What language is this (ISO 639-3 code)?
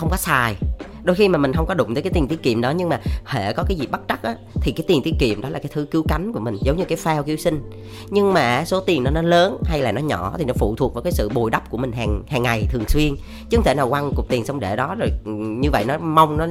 vie